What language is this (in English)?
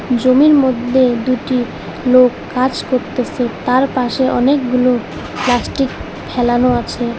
Bangla